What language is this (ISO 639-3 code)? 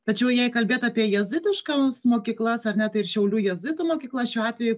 lit